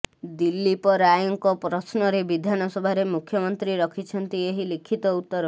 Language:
Odia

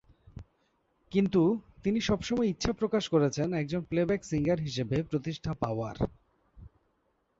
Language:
Bangla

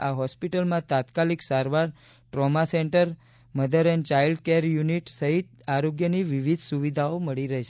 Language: Gujarati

